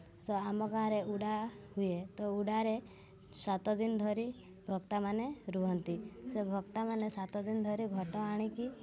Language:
Odia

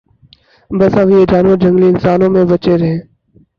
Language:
Urdu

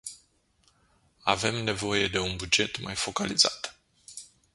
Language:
Romanian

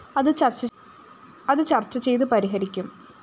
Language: Malayalam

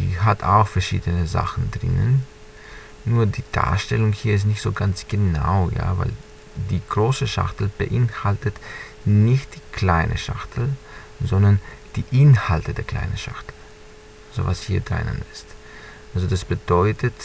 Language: German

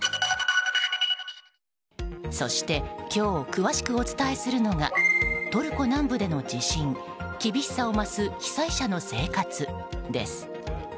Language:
Japanese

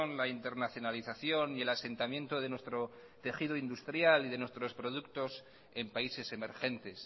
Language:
Spanish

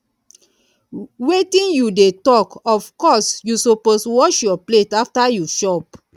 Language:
Nigerian Pidgin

